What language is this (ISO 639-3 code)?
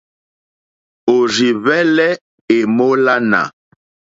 bri